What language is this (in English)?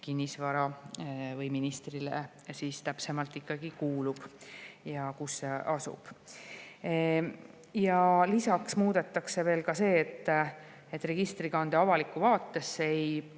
Estonian